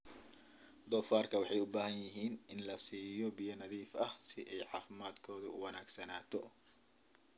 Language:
Somali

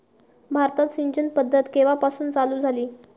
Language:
Marathi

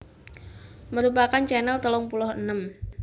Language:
Javanese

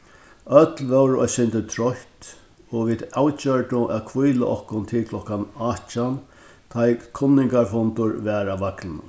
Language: Faroese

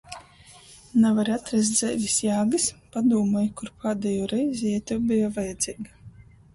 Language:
Latgalian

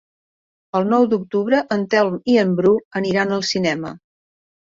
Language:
Catalan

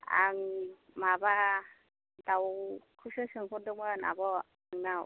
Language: Bodo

